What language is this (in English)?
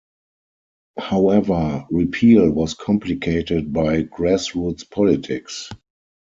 English